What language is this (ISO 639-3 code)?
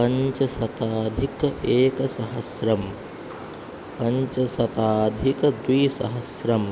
san